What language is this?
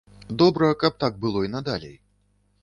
Belarusian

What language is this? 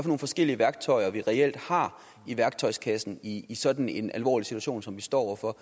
Danish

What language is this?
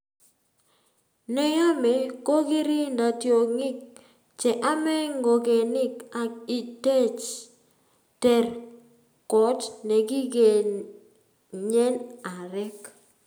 Kalenjin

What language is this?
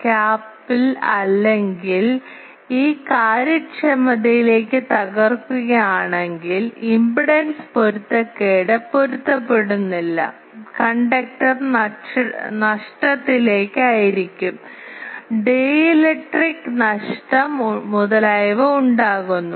Malayalam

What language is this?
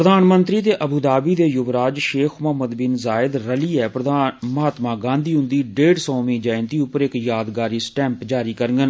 Dogri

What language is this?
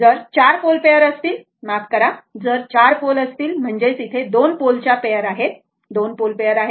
Marathi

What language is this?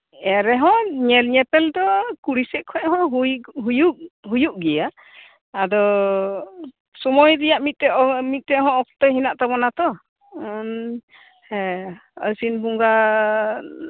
Santali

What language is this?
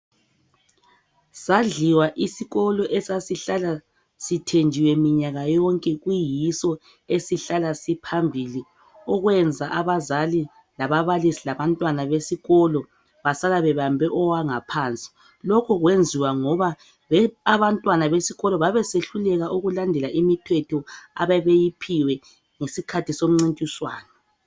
North Ndebele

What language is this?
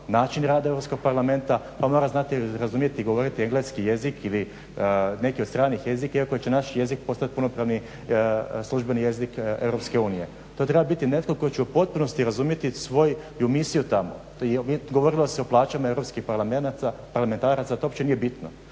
Croatian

